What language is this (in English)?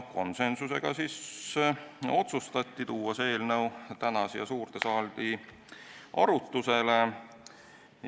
Estonian